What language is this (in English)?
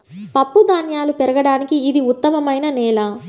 Telugu